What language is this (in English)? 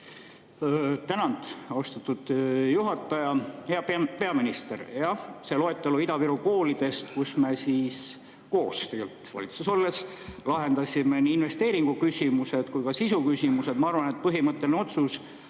Estonian